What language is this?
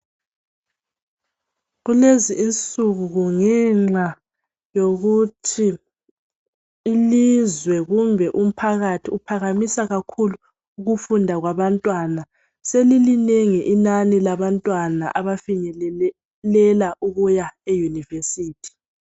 North Ndebele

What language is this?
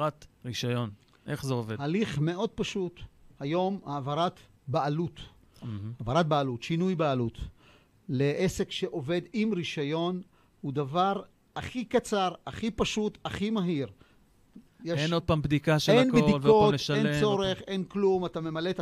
Hebrew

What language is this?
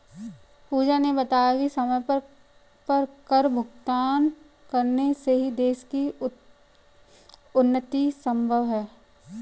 Hindi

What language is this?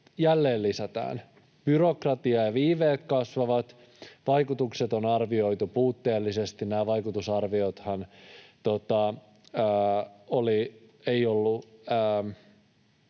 Finnish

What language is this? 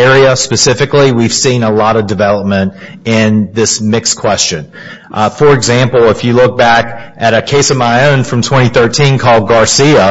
English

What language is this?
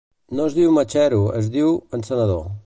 Catalan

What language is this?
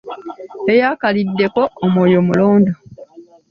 Ganda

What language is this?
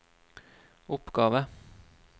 Norwegian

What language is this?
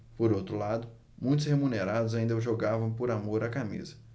Portuguese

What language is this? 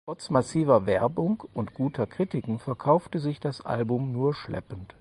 German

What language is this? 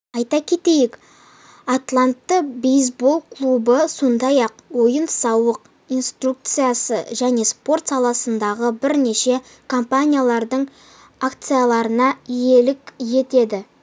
Kazakh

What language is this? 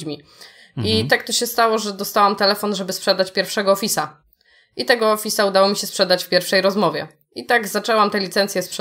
Polish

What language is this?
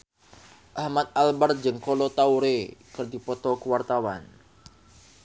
Sundanese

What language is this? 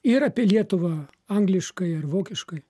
Lithuanian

